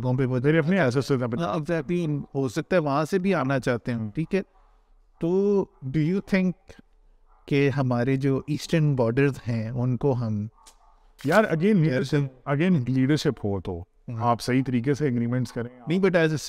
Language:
Urdu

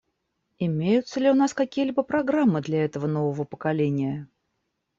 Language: Russian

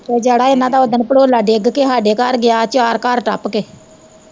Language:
Punjabi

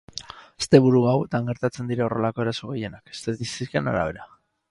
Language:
Basque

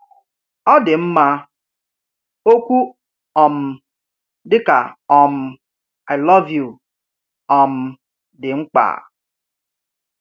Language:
Igbo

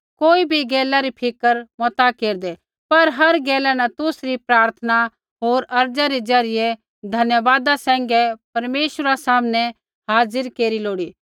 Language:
Kullu Pahari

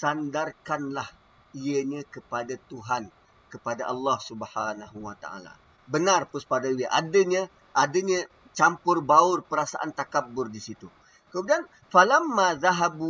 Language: Malay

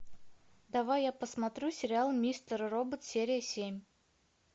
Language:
Russian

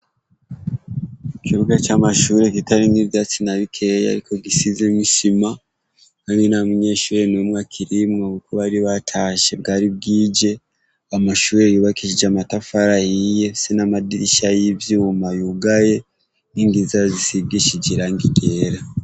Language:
Rundi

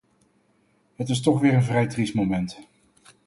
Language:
Dutch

